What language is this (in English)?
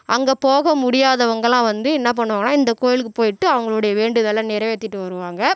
Tamil